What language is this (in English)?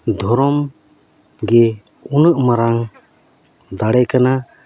Santali